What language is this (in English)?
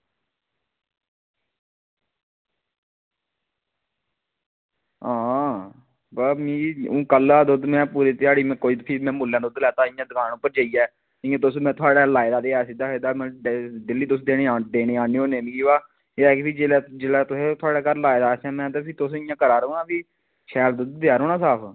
Dogri